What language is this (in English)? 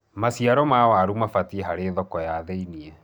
Kikuyu